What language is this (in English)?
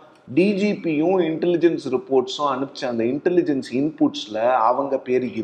Tamil